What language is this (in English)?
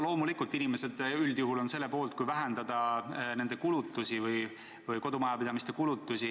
Estonian